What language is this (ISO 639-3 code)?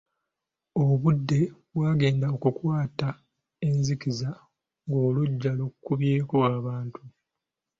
lug